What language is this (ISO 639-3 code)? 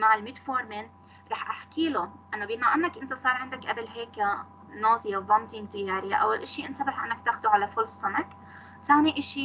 ara